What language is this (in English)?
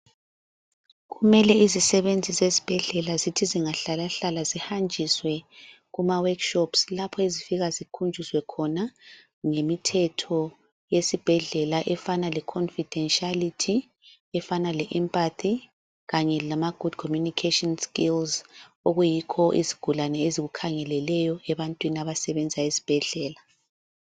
North Ndebele